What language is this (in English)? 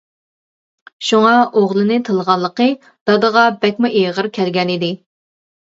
Uyghur